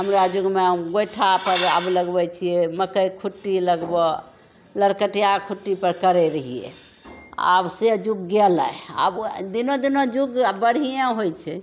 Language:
Maithili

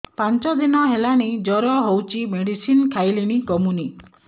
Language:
Odia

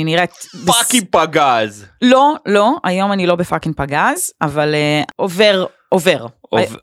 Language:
Hebrew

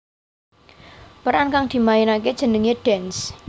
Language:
Javanese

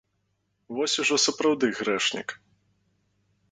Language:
Belarusian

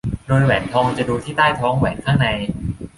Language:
Thai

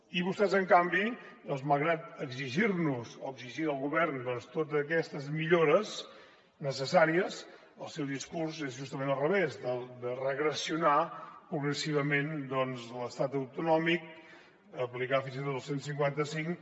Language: Catalan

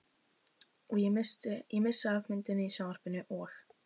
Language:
Icelandic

